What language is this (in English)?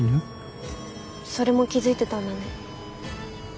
Japanese